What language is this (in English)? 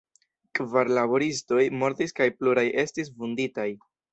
Esperanto